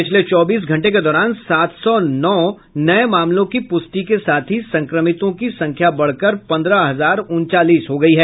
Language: Hindi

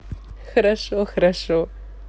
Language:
Russian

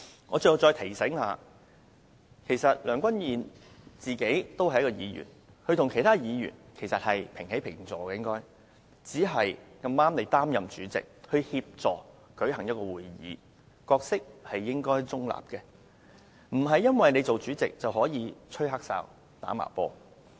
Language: Cantonese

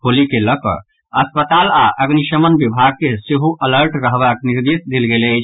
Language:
Maithili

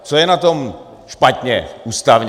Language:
Czech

